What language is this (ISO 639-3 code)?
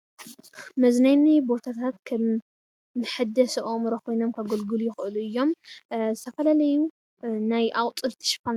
tir